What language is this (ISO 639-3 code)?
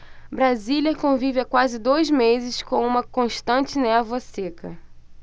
por